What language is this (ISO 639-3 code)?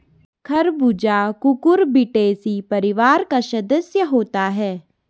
hin